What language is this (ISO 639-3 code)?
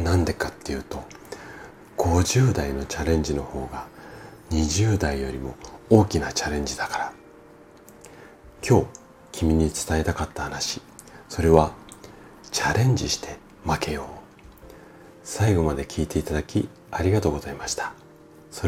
jpn